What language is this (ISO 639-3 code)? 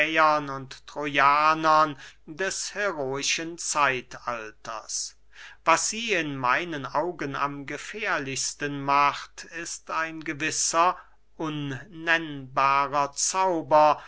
deu